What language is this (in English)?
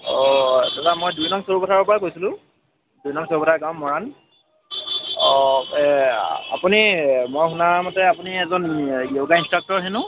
Assamese